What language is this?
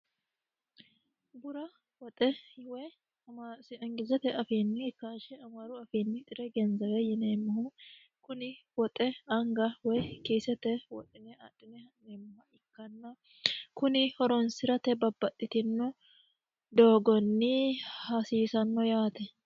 Sidamo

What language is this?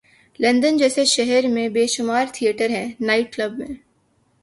Urdu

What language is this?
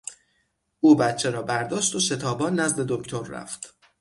Persian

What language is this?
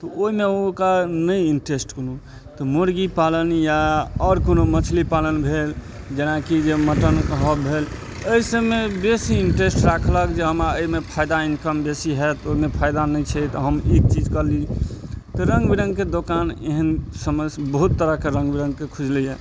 Maithili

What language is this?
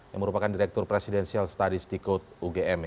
Indonesian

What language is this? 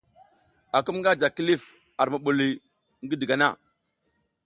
South Giziga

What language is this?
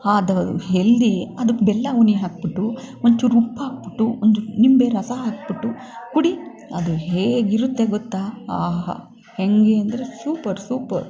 Kannada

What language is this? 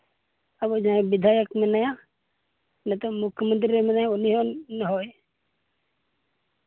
Santali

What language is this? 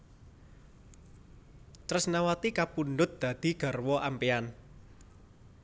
Javanese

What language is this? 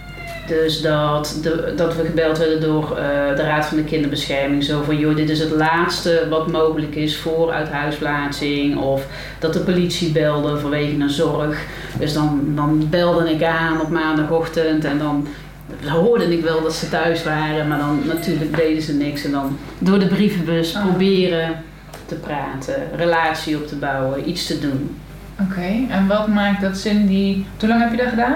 Dutch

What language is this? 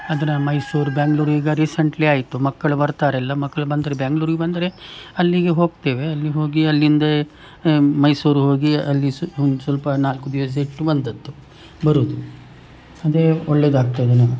Kannada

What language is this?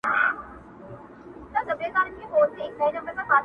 Pashto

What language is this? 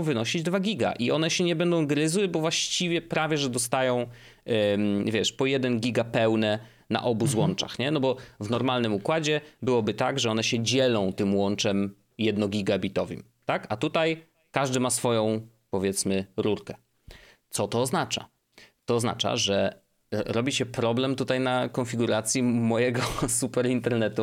Polish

